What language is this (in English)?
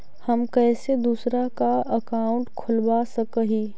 Magahi